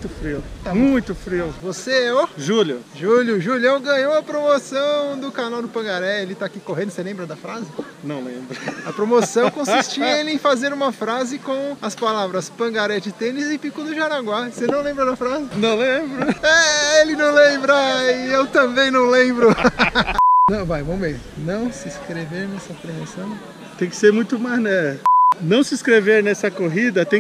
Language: Portuguese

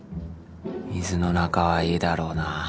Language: Japanese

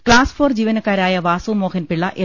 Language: Malayalam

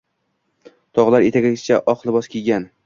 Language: Uzbek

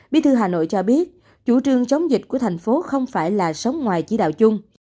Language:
Vietnamese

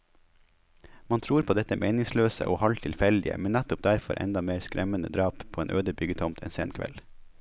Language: Norwegian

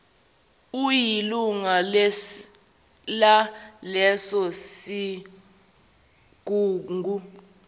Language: Zulu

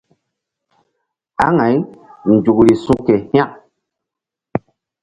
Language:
Mbum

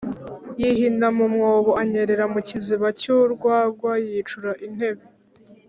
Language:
Kinyarwanda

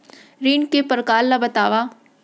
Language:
Chhattisgarhi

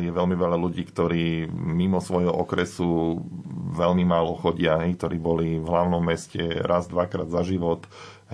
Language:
Slovak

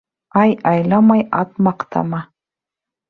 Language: Bashkir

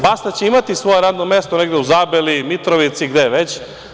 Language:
Serbian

